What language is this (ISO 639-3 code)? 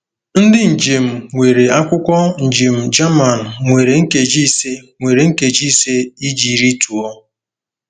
ibo